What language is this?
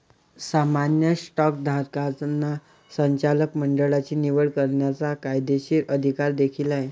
Marathi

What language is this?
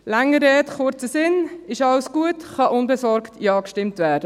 Swiss German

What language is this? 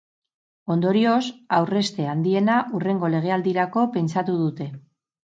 Basque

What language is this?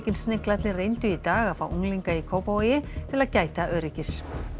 Icelandic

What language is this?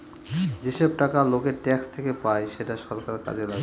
Bangla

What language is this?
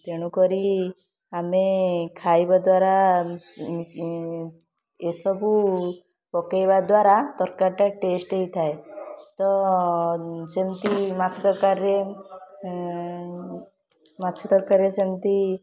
Odia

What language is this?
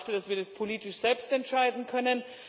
German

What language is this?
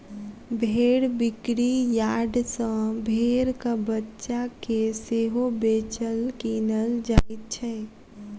Maithili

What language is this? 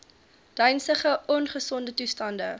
Afrikaans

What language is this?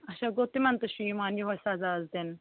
Kashmiri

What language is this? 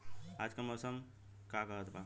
Bhojpuri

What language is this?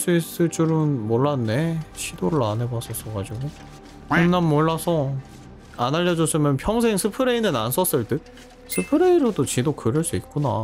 Korean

